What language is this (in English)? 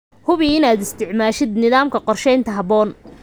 Somali